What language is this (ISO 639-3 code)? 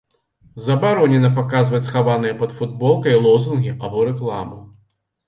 bel